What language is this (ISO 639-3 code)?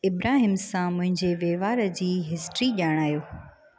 snd